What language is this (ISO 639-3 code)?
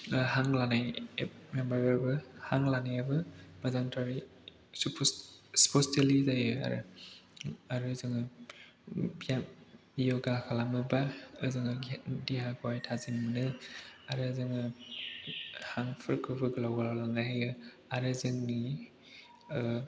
brx